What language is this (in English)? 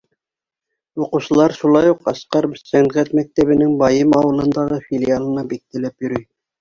Bashkir